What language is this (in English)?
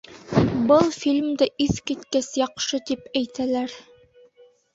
Bashkir